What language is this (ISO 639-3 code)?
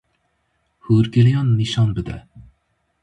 kur